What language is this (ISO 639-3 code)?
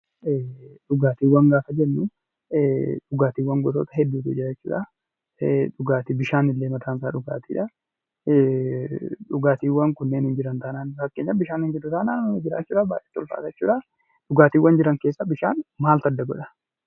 orm